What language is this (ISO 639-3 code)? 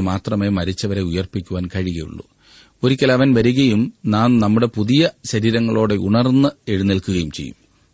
mal